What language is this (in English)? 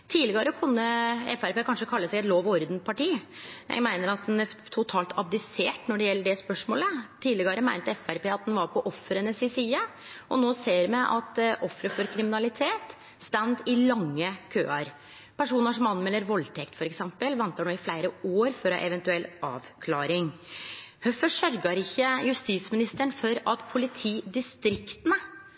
Norwegian Nynorsk